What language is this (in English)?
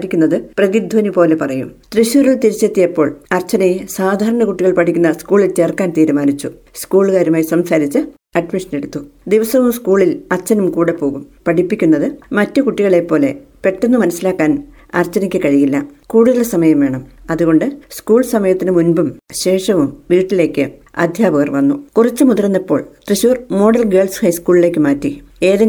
Malayalam